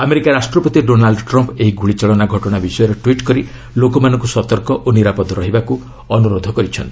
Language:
Odia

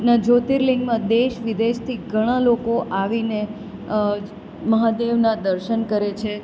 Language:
Gujarati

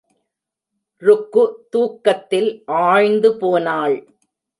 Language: Tamil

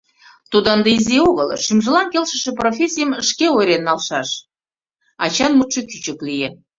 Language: Mari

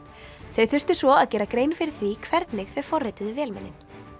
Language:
Icelandic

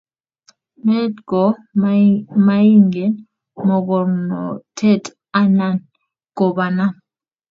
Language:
Kalenjin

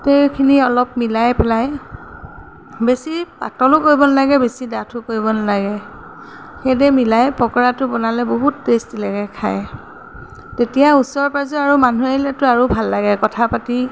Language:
Assamese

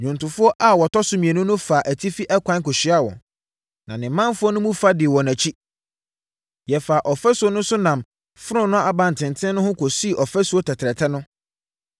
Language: Akan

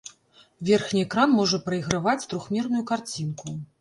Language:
Belarusian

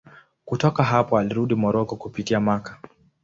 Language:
Swahili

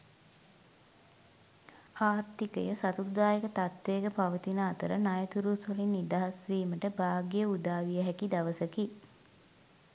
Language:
Sinhala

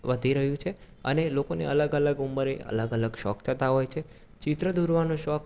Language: Gujarati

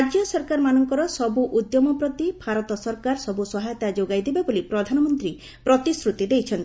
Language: Odia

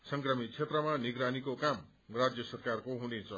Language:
Nepali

